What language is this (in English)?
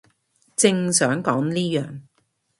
Cantonese